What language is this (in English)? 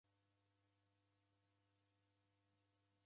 Taita